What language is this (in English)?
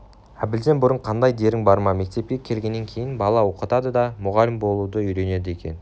Kazakh